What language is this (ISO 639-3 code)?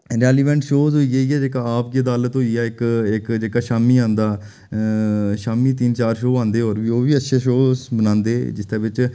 doi